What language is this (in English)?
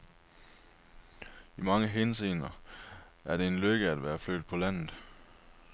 Danish